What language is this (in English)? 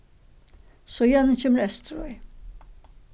Faroese